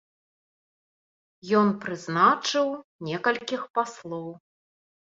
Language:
Belarusian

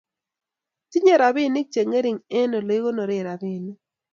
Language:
Kalenjin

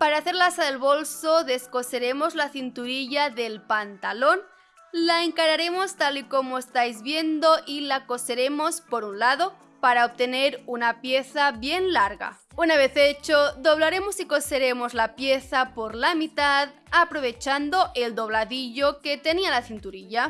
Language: Spanish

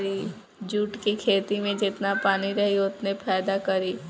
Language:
Bhojpuri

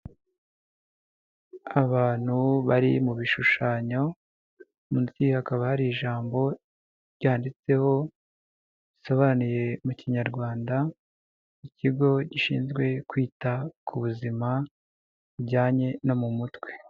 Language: Kinyarwanda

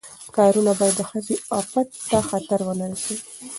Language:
Pashto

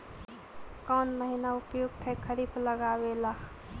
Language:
Magahi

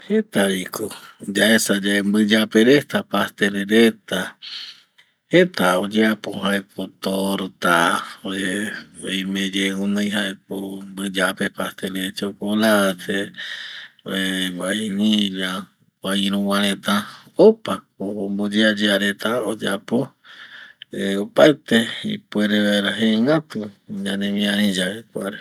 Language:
Eastern Bolivian Guaraní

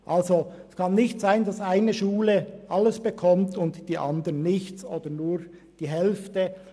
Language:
Swiss German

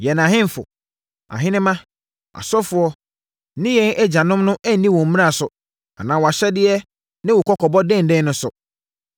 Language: Akan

